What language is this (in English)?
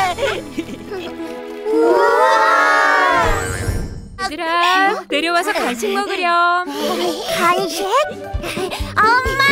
Korean